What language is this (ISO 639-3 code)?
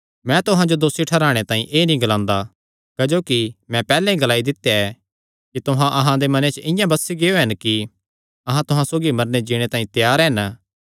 xnr